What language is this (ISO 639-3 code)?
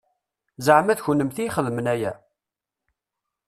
kab